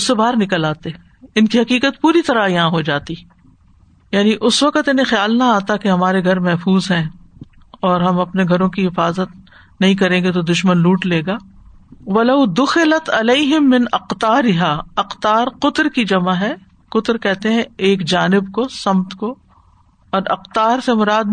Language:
Urdu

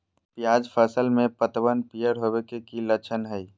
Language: Magahi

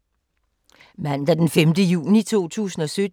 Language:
Danish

